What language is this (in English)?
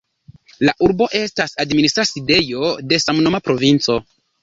Esperanto